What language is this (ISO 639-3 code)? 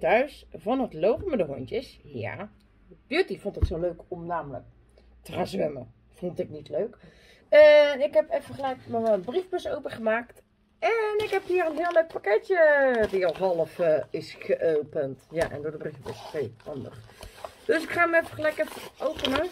nld